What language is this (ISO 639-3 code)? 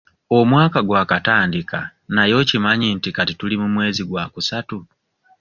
lug